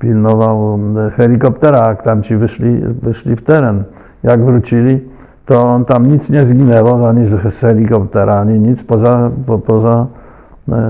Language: Polish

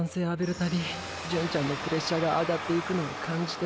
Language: Japanese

